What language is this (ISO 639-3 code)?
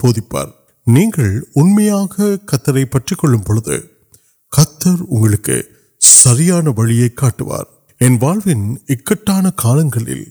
urd